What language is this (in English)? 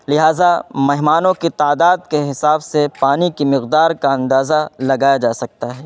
Urdu